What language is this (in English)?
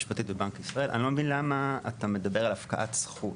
Hebrew